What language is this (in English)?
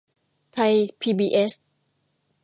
Thai